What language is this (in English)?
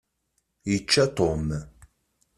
Kabyle